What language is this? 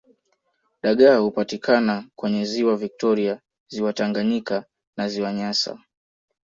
Swahili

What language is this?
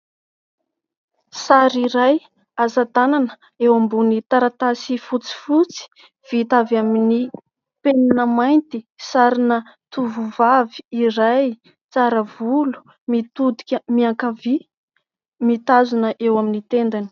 Malagasy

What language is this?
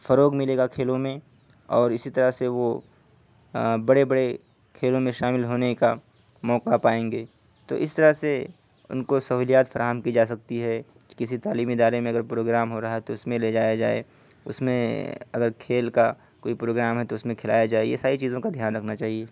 Urdu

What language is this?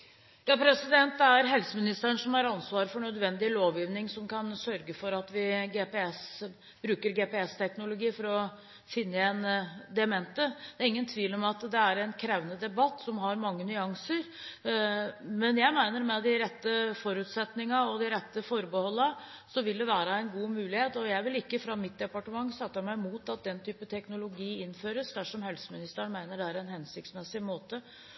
Norwegian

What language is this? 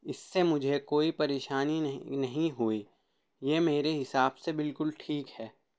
Urdu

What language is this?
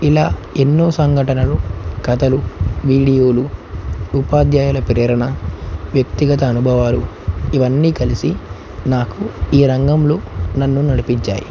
Telugu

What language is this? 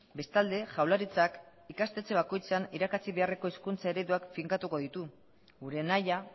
Basque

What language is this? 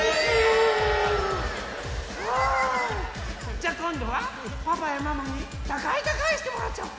Japanese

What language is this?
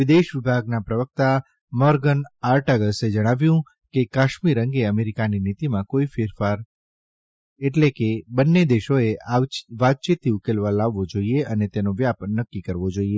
Gujarati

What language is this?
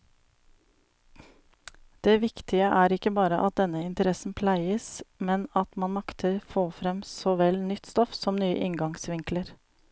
Norwegian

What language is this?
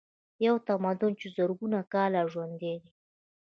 Pashto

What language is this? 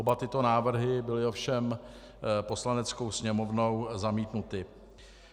Czech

